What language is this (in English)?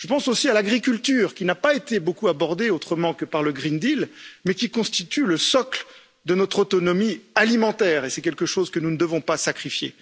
French